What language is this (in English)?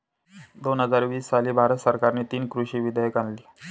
Marathi